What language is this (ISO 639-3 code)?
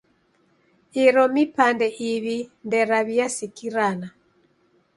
dav